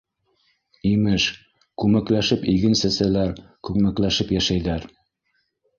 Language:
Bashkir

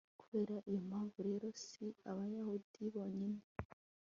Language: Kinyarwanda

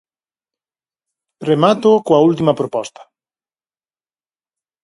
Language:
Galician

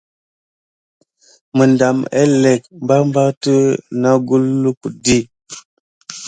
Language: Gidar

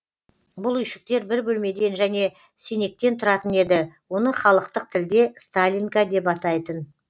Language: Kazakh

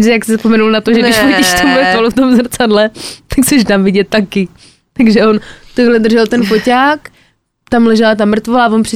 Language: Czech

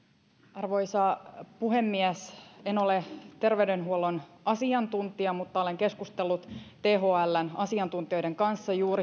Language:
Finnish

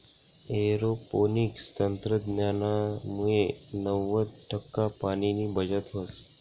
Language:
Marathi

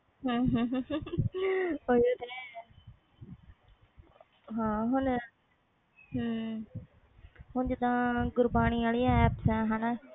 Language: Punjabi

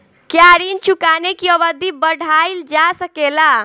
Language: Bhojpuri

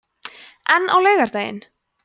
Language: Icelandic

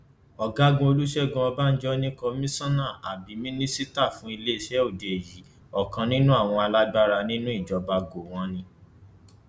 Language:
Yoruba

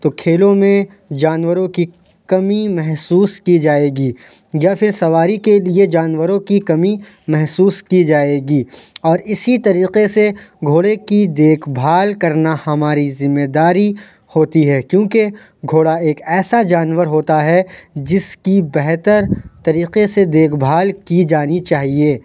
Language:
Urdu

